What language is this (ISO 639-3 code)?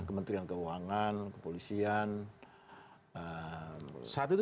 ind